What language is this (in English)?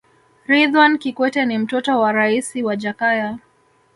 Swahili